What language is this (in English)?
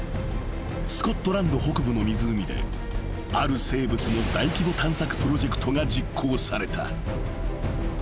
Japanese